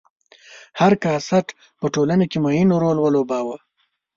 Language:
Pashto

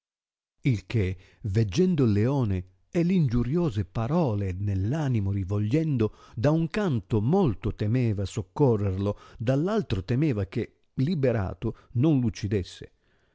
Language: Italian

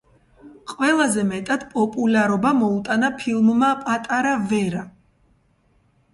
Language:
Georgian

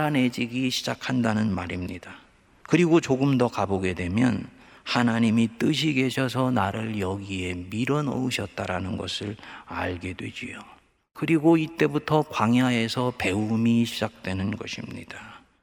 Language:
Korean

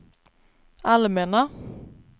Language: Swedish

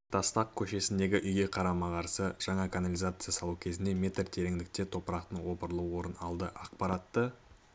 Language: Kazakh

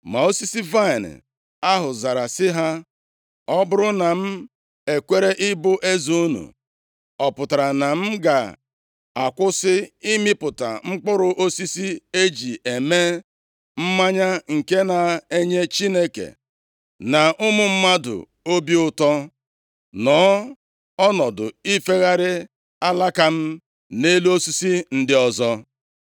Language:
Igbo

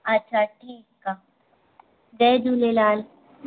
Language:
Sindhi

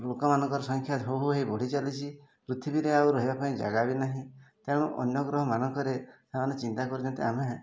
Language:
Odia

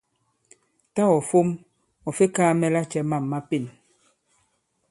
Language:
Bankon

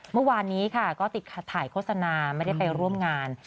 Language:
Thai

